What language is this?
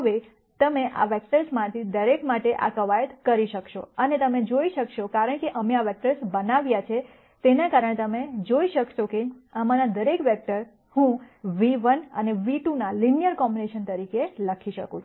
Gujarati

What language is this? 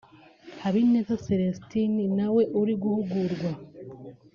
Kinyarwanda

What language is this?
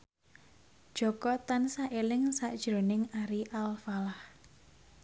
Javanese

